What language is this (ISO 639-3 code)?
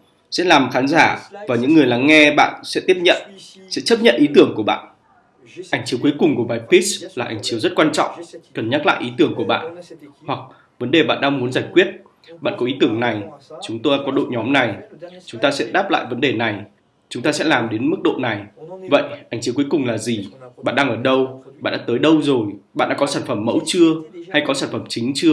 vie